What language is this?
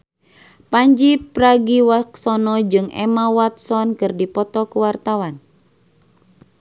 Sundanese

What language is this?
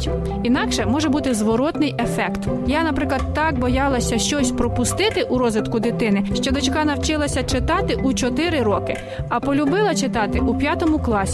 Ukrainian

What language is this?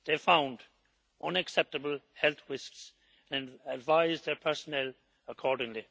English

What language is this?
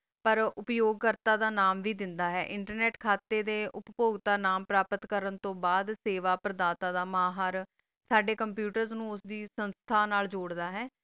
Punjabi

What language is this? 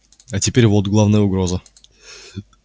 Russian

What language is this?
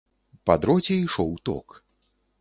Belarusian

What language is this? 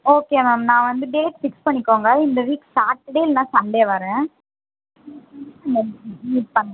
Tamil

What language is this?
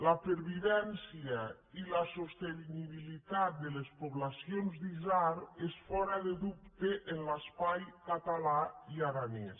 Catalan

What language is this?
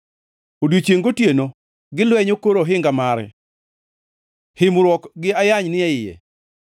Luo (Kenya and Tanzania)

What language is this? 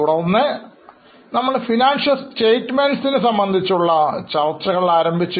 Malayalam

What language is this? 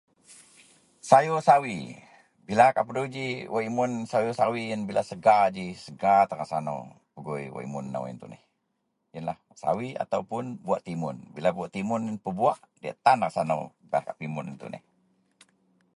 Central Melanau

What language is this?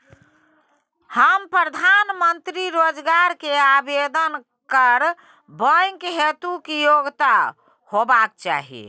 Maithili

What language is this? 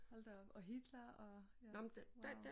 Danish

